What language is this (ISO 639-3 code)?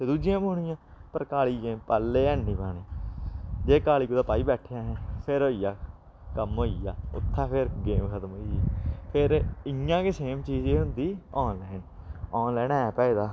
doi